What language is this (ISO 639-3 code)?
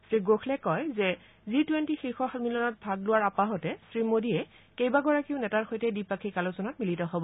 asm